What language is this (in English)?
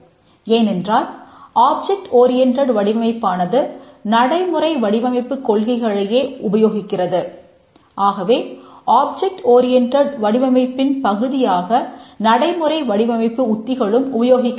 Tamil